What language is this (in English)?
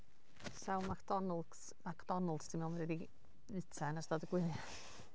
Welsh